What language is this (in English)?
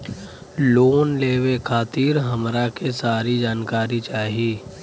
Bhojpuri